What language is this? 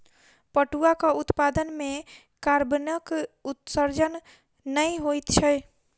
Maithili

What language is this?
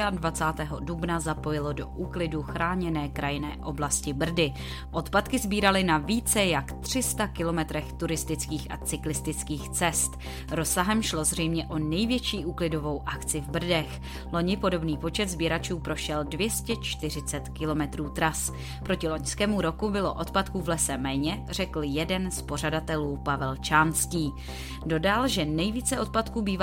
Czech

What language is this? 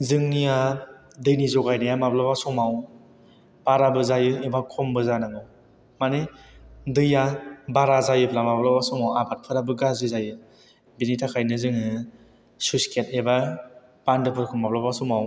Bodo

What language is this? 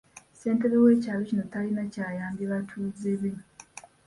Ganda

